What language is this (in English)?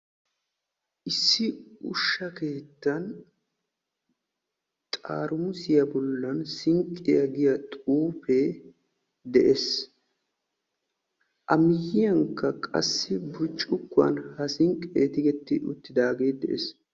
Wolaytta